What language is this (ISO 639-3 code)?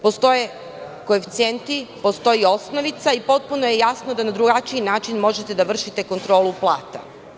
srp